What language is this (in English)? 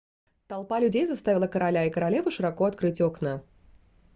Russian